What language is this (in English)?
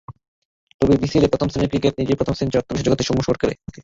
Bangla